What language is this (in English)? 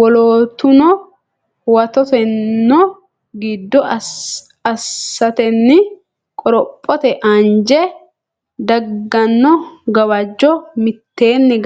Sidamo